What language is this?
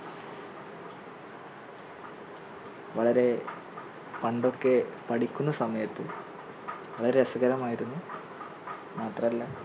Malayalam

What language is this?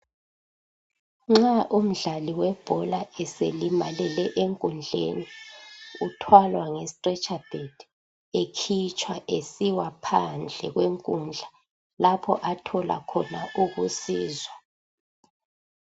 North Ndebele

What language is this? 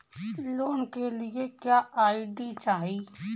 Bhojpuri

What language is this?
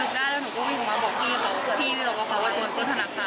Thai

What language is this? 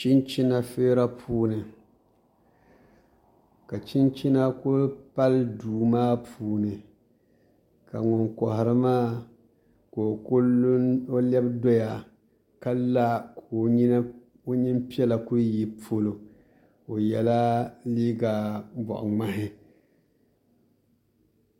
Dagbani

